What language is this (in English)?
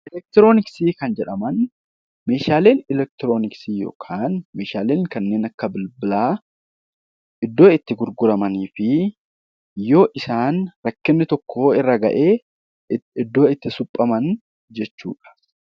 Oromo